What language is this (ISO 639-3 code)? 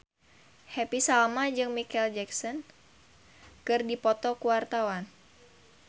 sun